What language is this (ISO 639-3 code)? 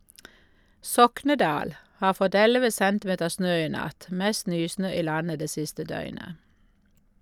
nor